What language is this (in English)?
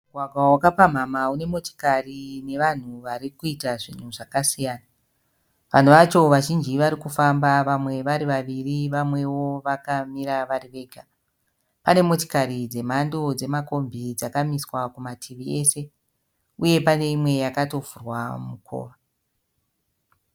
Shona